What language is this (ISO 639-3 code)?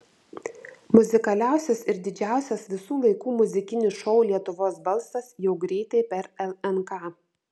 lit